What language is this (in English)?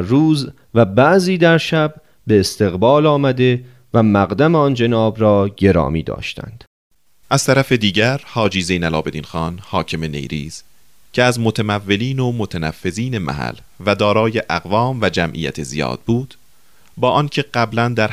Persian